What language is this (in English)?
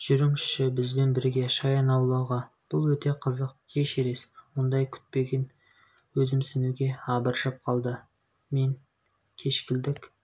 Kazakh